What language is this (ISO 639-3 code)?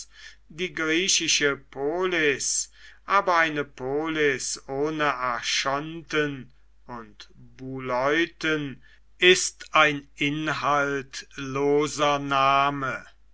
deu